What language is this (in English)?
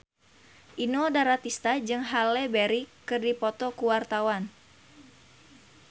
Sundanese